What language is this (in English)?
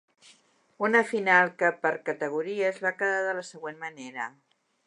Catalan